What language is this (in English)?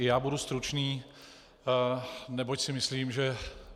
Czech